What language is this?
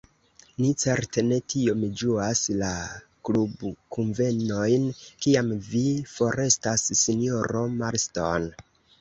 Esperanto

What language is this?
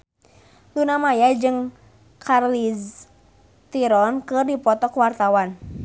Sundanese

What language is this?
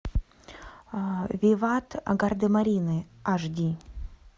Russian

